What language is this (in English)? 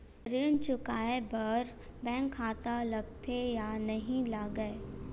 Chhattisgarhi